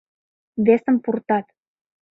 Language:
Mari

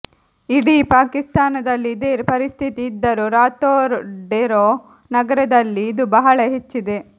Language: Kannada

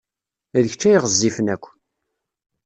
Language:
Kabyle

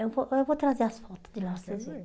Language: Portuguese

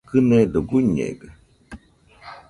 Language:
Nüpode Huitoto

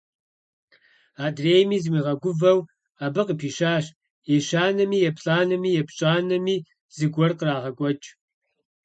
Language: Kabardian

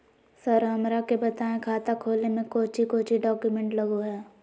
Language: Magahi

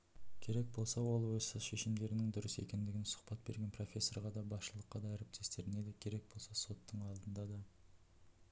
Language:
Kazakh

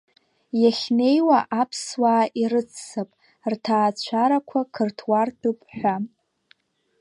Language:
Abkhazian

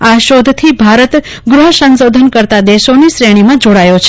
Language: Gujarati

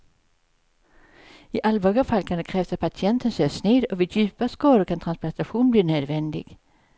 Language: Swedish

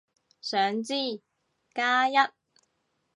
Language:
Cantonese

